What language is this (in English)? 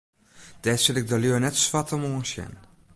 Western Frisian